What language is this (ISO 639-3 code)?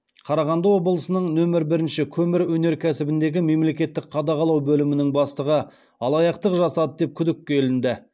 kaz